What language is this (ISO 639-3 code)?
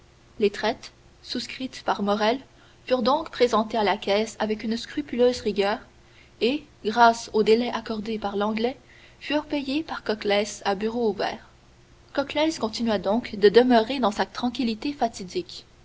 fra